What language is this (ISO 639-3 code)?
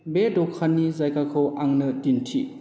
brx